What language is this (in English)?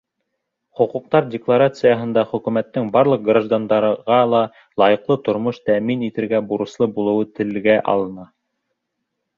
Bashkir